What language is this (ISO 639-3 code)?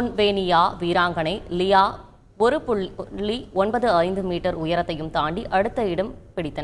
ara